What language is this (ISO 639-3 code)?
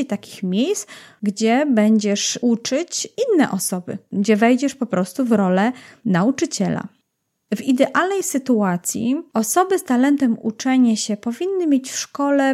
pol